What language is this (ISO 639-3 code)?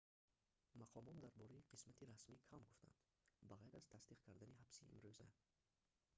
tgk